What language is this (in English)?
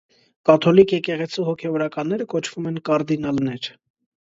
Armenian